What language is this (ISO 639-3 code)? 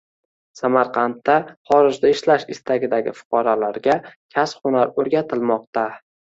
uzb